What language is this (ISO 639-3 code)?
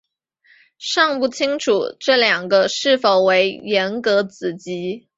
zho